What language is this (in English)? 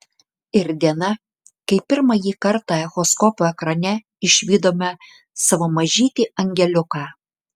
Lithuanian